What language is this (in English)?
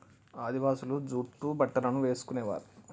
Telugu